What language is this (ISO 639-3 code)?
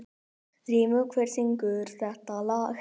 isl